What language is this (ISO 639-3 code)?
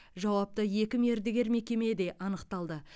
kaz